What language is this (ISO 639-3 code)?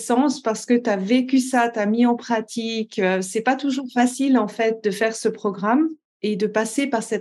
fra